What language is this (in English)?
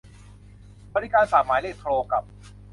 Thai